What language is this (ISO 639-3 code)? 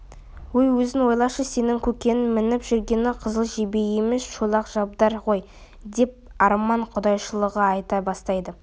kaz